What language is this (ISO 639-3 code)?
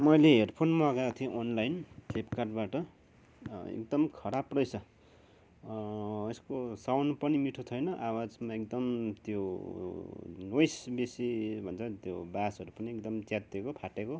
nep